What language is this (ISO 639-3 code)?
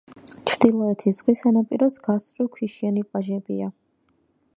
kat